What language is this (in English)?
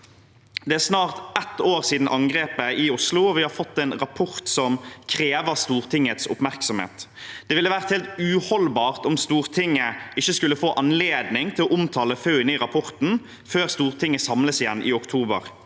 Norwegian